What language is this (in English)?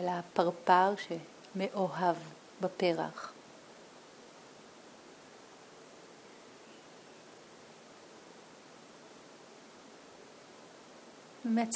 Hebrew